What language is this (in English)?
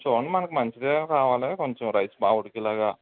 Telugu